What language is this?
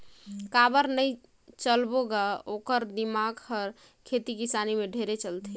Chhattisgarhi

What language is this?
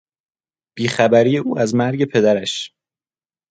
Persian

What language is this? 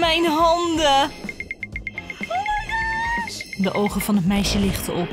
Dutch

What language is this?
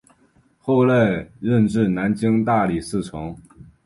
Chinese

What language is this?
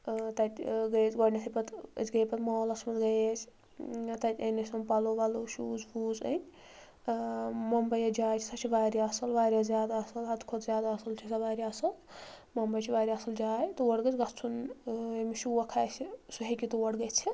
Kashmiri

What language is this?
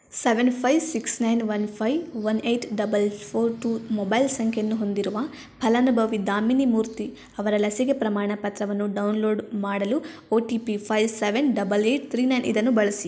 Kannada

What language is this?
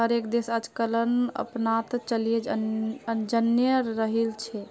Magahi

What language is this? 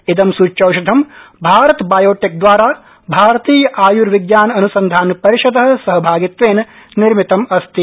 Sanskrit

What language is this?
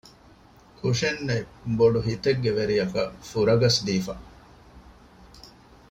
Divehi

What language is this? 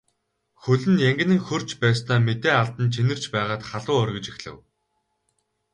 Mongolian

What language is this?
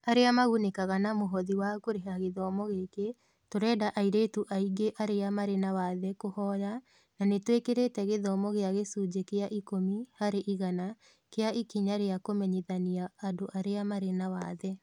Kikuyu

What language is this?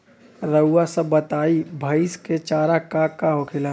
Bhojpuri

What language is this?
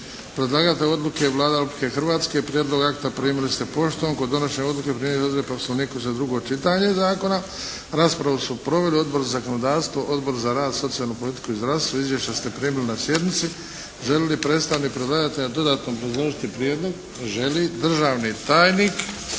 Croatian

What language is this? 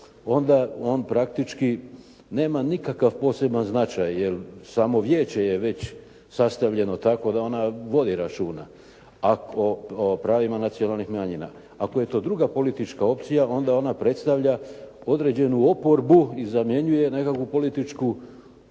Croatian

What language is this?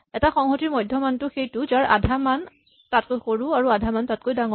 Assamese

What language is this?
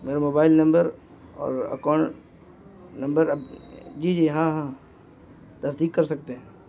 Urdu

